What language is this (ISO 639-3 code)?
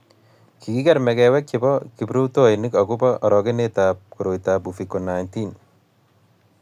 kln